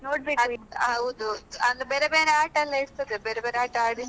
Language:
Kannada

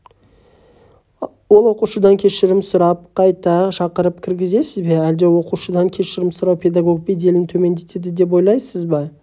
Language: Kazakh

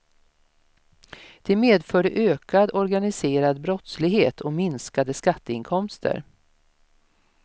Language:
Swedish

